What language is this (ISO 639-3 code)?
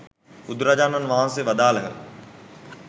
sin